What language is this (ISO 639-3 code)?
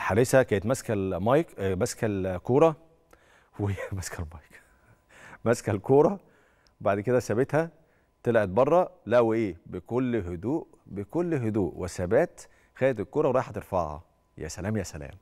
ara